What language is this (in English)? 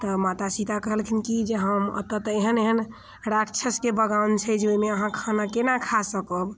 Maithili